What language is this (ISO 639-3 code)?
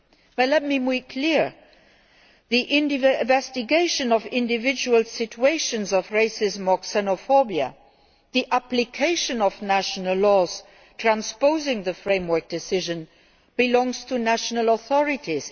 eng